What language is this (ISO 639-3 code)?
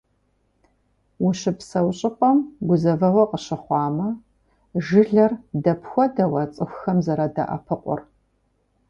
kbd